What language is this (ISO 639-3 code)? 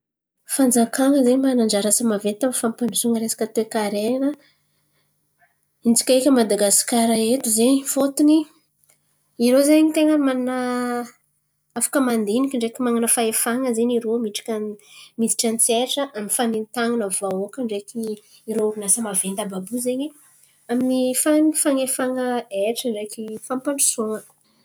xmv